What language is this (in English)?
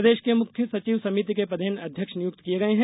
Hindi